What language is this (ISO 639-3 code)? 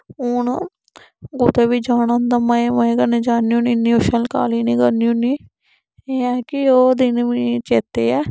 doi